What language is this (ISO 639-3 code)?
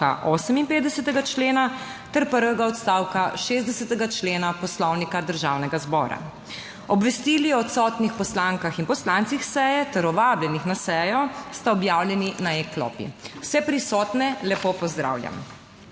slv